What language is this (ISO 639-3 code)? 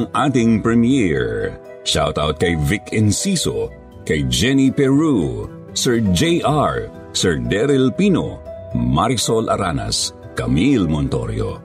fil